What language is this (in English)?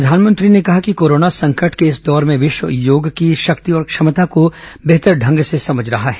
Hindi